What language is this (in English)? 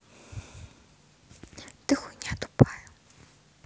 Russian